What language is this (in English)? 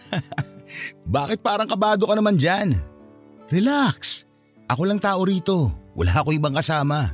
Filipino